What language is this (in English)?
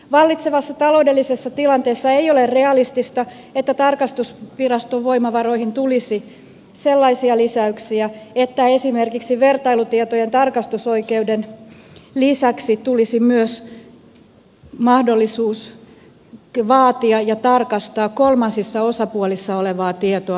Finnish